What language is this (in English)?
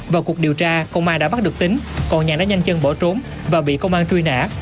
Vietnamese